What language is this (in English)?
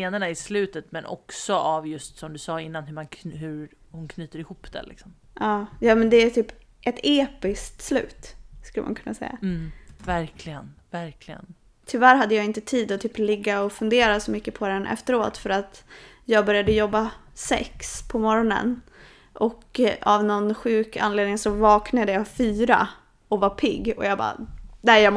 Swedish